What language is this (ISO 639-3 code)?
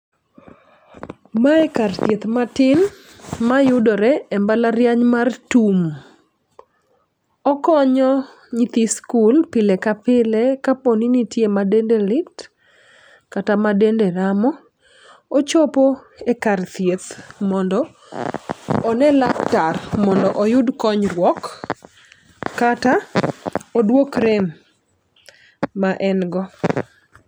luo